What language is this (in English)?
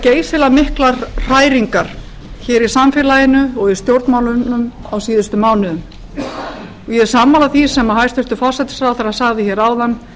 Icelandic